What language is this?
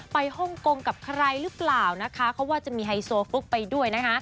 Thai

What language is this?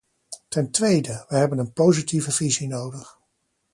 Dutch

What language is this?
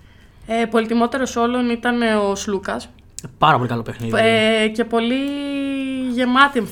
Greek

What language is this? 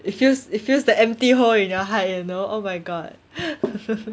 English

